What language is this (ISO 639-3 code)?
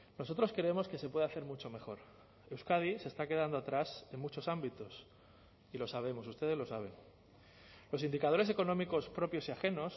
spa